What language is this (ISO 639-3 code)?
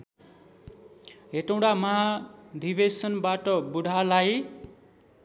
nep